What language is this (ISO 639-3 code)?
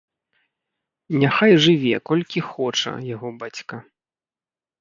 bel